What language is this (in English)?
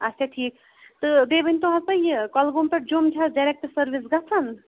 Kashmiri